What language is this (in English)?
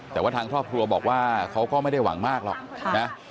Thai